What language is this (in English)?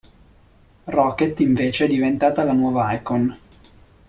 Italian